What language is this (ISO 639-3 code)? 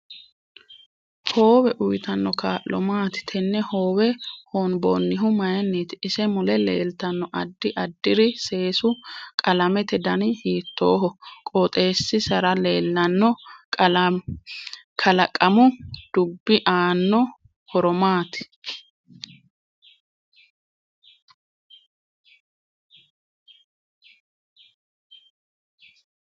sid